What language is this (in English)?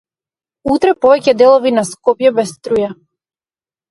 Macedonian